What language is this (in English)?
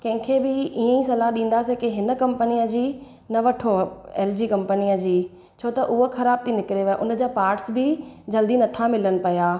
Sindhi